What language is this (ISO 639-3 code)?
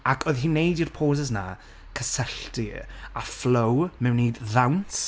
cym